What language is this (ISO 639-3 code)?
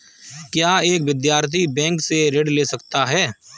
hin